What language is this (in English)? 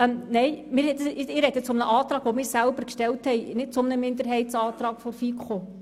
Swiss German